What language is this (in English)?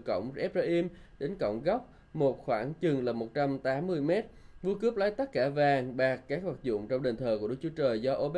Vietnamese